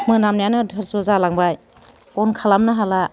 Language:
Bodo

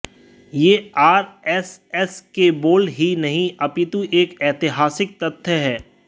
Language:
Hindi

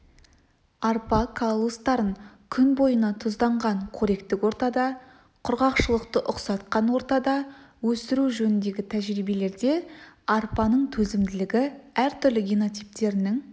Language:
Kazakh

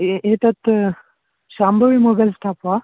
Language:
Sanskrit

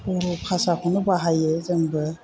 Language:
Bodo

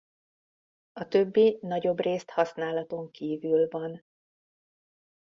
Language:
Hungarian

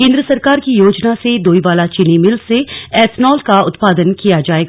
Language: Hindi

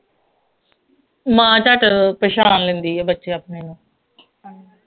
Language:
Punjabi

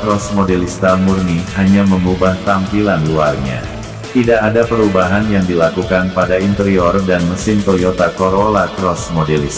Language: Indonesian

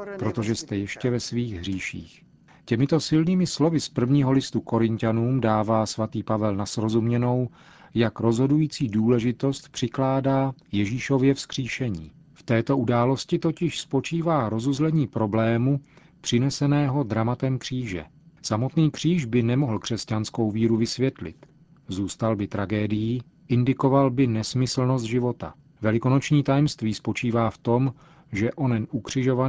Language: Czech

